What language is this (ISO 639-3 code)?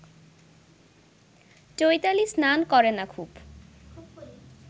ben